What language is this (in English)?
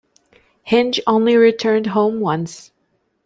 English